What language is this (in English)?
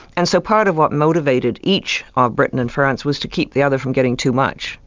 English